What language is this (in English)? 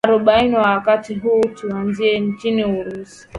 Swahili